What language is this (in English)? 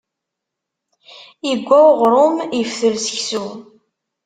Kabyle